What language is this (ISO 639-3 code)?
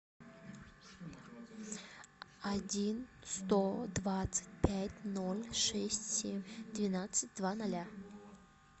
rus